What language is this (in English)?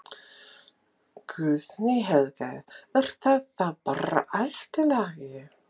Icelandic